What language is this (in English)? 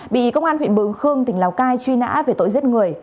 Vietnamese